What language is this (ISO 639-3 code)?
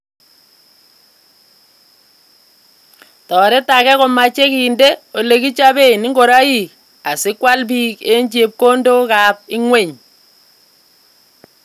kln